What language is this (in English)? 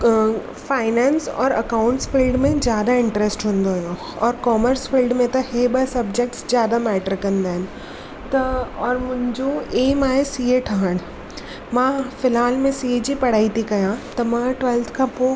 Sindhi